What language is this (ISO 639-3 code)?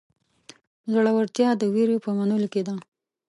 pus